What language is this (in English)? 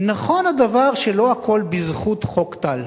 Hebrew